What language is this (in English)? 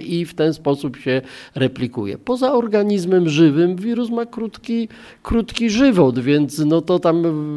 Polish